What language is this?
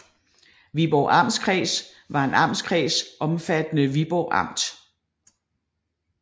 Danish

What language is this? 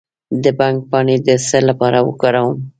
Pashto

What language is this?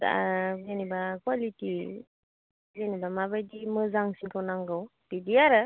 Bodo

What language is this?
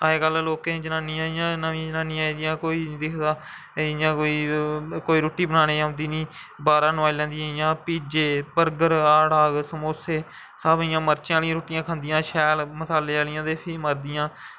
Dogri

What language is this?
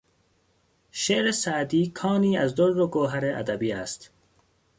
Persian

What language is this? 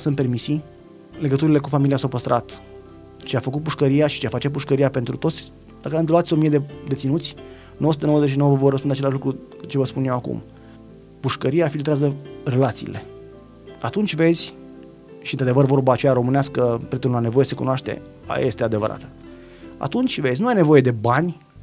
Romanian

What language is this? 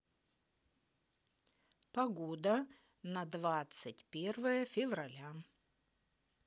Russian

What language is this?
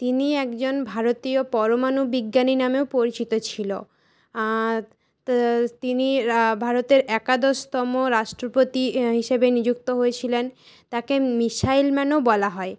Bangla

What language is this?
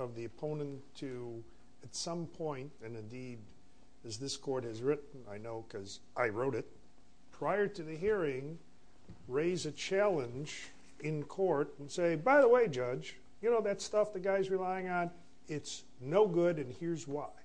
English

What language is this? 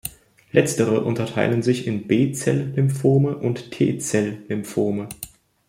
German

